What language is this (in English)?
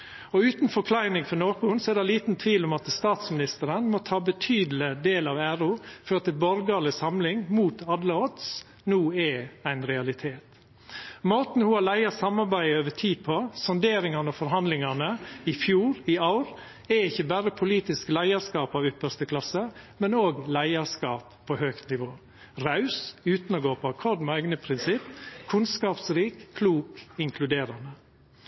Norwegian Nynorsk